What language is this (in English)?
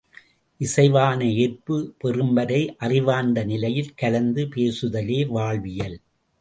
Tamil